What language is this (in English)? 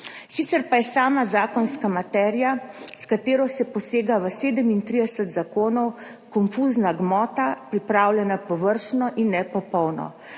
Slovenian